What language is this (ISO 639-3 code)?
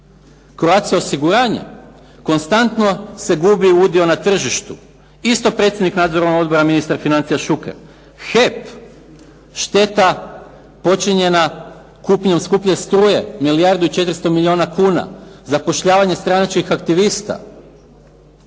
hrv